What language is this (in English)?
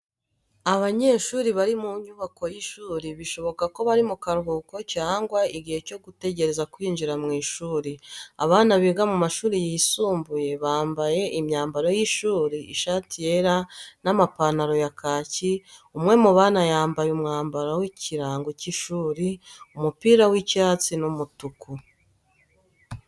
Kinyarwanda